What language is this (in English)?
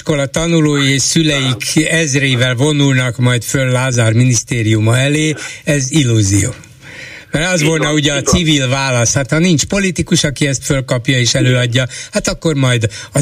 Hungarian